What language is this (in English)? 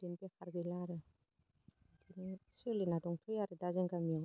Bodo